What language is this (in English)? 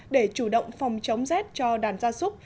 Vietnamese